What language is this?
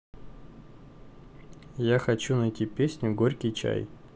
Russian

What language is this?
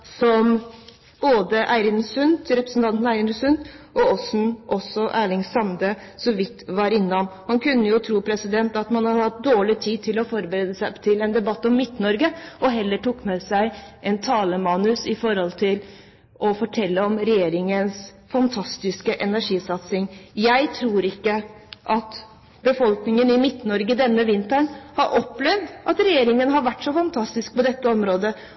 Norwegian Bokmål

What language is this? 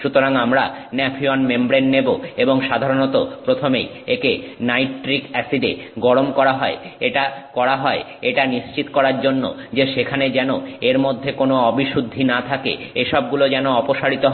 Bangla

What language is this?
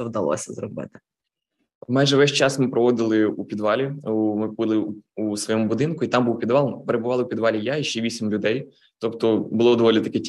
Ukrainian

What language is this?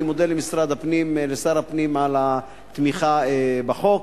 Hebrew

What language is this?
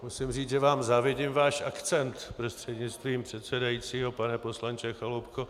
Czech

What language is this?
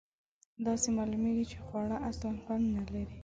Pashto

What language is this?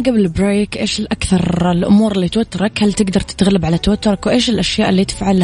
Arabic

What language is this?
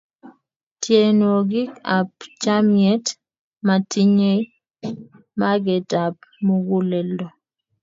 Kalenjin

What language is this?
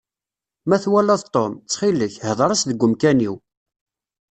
Kabyle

